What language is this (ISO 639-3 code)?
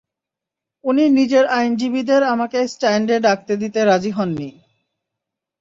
ben